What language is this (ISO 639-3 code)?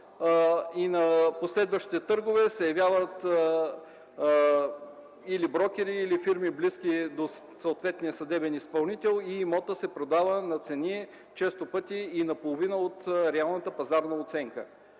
bul